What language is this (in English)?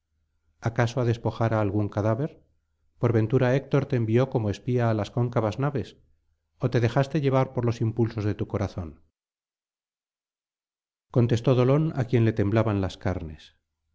Spanish